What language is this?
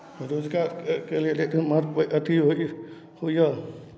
Maithili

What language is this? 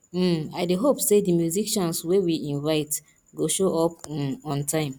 Nigerian Pidgin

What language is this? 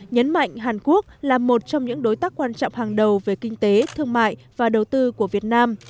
Vietnamese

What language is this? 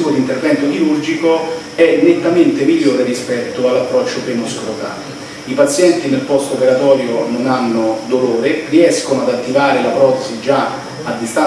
Italian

